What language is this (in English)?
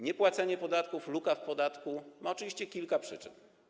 Polish